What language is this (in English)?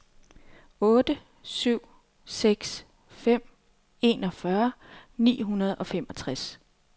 Danish